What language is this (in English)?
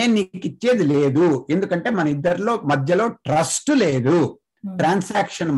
Telugu